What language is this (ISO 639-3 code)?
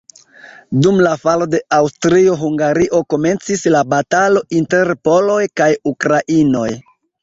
epo